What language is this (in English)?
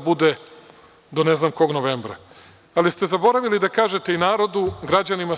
Serbian